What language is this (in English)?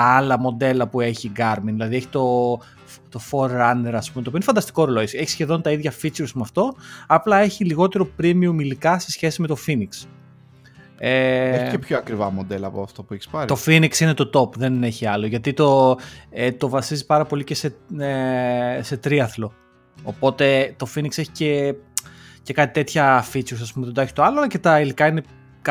Greek